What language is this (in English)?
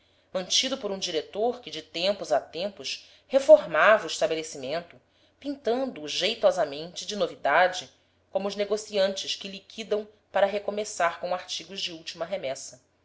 Portuguese